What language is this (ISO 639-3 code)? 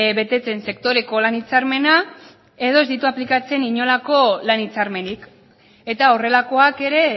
eus